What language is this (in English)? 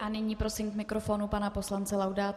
Czech